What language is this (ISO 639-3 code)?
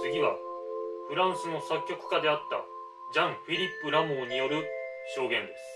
jpn